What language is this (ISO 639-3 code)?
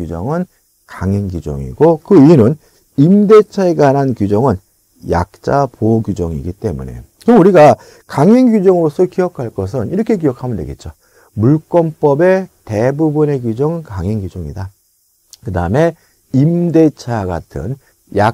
kor